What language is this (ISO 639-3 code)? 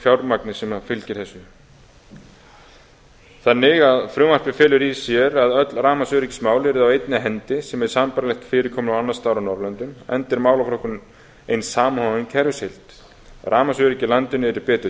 isl